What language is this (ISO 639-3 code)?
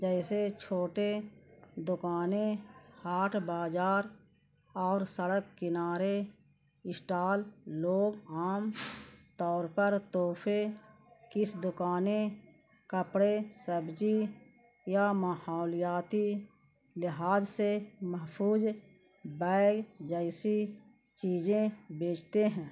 urd